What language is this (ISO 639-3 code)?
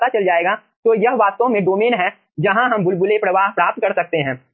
hin